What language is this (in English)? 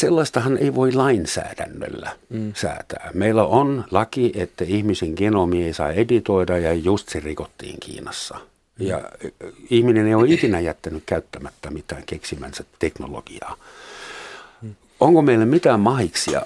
Finnish